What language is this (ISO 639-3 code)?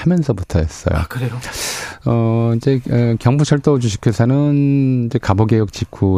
kor